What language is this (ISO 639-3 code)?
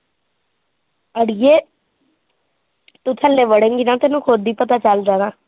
pan